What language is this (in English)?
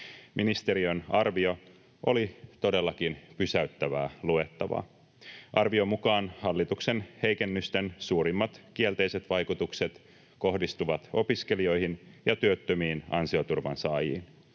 Finnish